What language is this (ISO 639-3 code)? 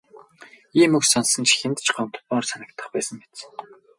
mon